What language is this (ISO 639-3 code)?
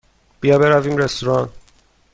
fas